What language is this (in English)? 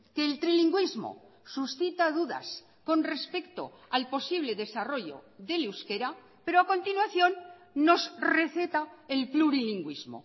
Spanish